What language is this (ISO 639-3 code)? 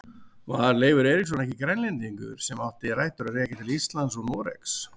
isl